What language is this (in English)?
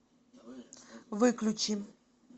Russian